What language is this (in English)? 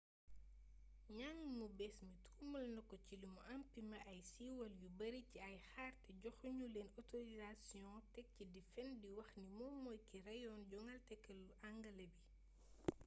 Wolof